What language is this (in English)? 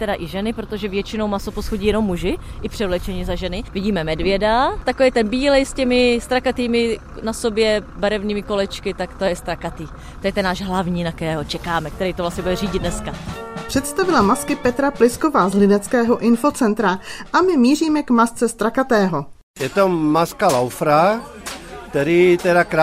Czech